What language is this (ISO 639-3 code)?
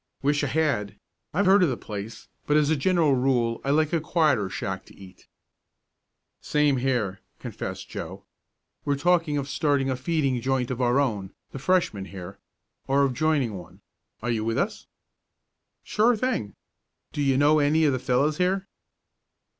eng